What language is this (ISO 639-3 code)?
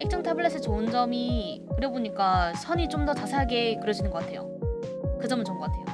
kor